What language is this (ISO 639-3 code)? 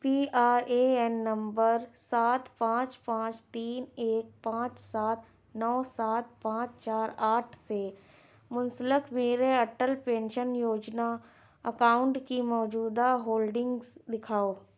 urd